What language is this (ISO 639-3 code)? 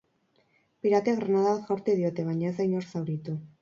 eus